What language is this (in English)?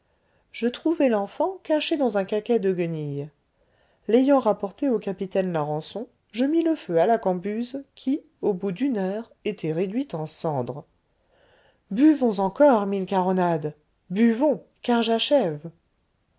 French